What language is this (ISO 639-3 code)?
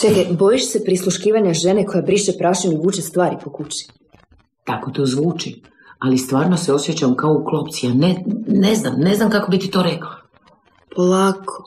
hrv